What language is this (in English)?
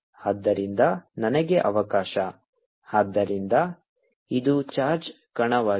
Kannada